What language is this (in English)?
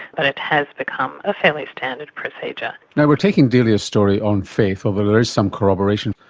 English